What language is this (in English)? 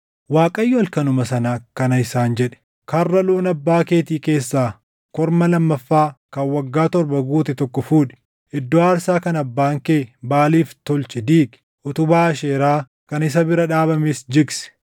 Oromo